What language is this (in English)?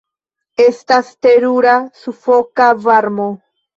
Esperanto